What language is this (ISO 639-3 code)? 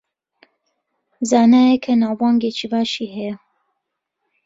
ckb